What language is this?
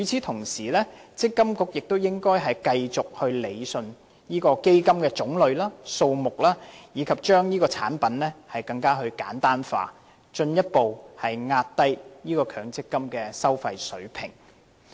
Cantonese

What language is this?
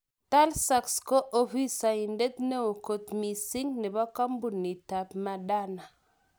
Kalenjin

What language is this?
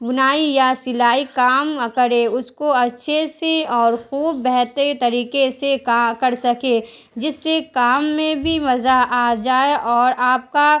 Urdu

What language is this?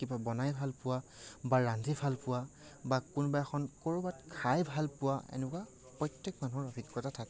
Assamese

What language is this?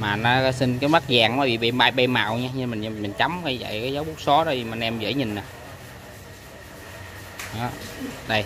Vietnamese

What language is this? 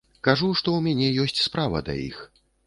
Belarusian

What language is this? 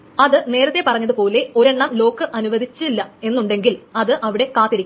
Malayalam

